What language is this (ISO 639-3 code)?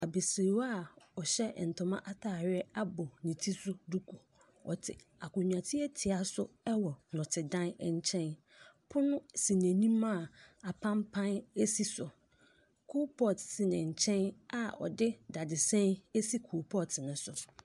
aka